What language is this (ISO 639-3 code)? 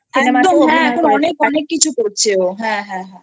ben